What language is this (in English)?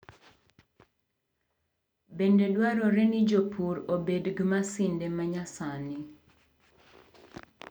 Luo (Kenya and Tanzania)